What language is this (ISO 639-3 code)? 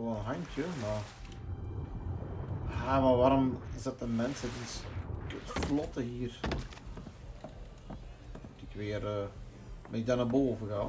nld